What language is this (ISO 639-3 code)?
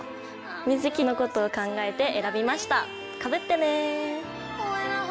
jpn